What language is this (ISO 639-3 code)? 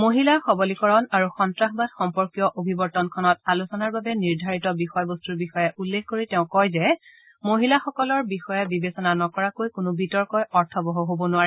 asm